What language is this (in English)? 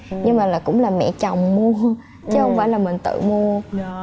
Vietnamese